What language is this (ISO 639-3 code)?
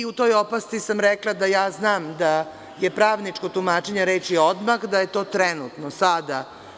srp